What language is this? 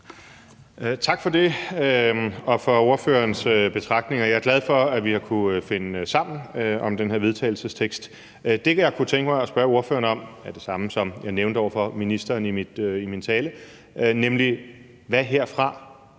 Danish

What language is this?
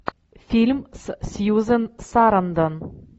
Russian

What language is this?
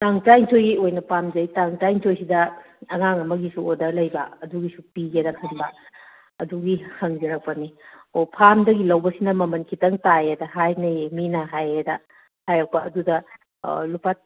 Manipuri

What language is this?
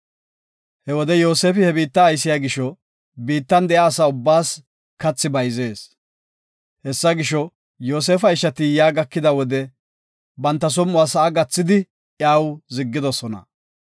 Gofa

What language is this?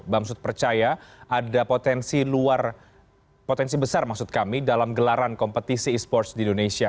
Indonesian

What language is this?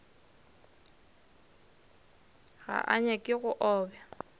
Northern Sotho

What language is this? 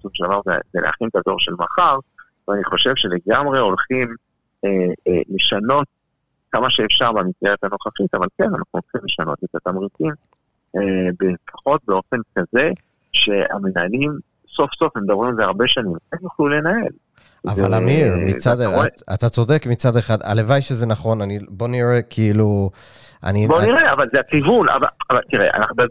Hebrew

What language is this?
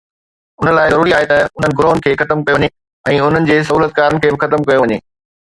Sindhi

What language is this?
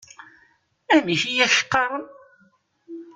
Kabyle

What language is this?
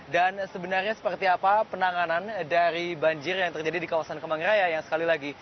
Indonesian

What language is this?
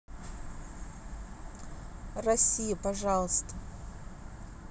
Russian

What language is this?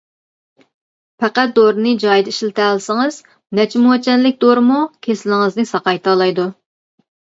Uyghur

